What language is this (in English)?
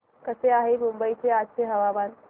Marathi